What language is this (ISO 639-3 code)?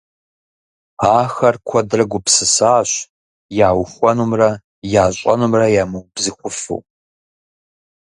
kbd